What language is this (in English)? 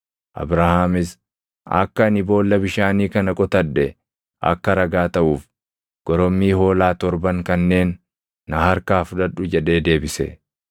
Oromo